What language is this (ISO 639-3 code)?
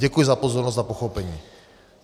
ces